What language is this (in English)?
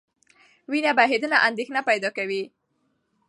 Pashto